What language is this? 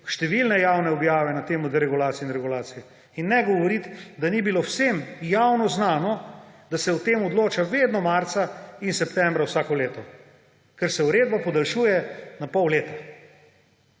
Slovenian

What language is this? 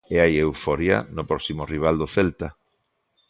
Galician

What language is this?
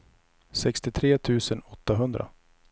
Swedish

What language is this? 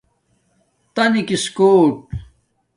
Domaaki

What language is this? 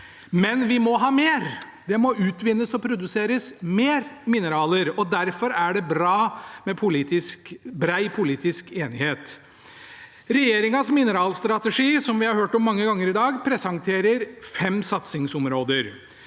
Norwegian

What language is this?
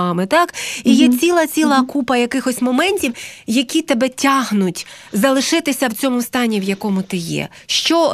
Ukrainian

